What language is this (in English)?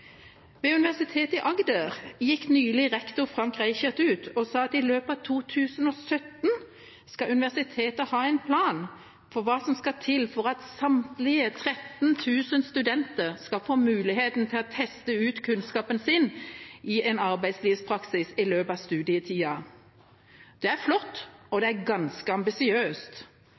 Norwegian Bokmål